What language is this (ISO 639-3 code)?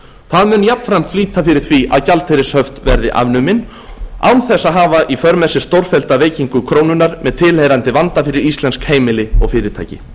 isl